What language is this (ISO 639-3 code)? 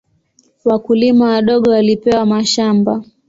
swa